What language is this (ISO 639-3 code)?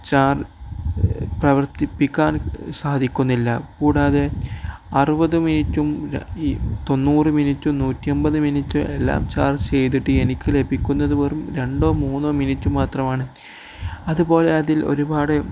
mal